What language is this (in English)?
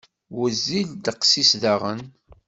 Kabyle